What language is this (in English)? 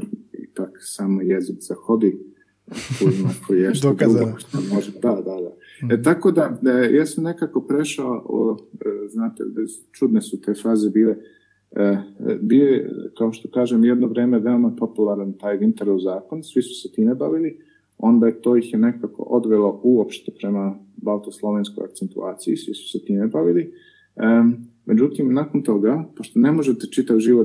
Croatian